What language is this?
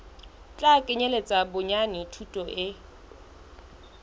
Southern Sotho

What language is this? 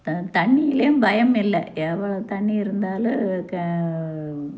Tamil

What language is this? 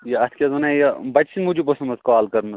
Kashmiri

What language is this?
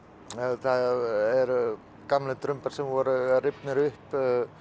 Icelandic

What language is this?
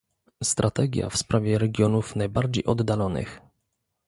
Polish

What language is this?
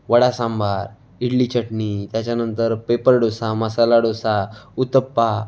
Marathi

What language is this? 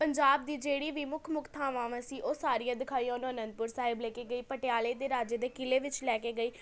Punjabi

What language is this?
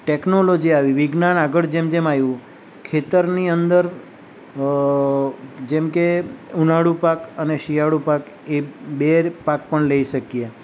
Gujarati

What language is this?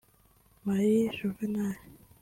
Kinyarwanda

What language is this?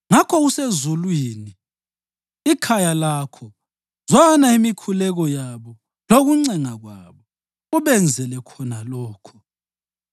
North Ndebele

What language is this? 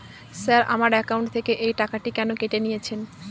Bangla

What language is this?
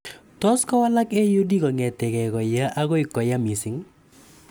Kalenjin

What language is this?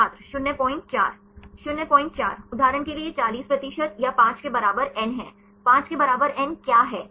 Hindi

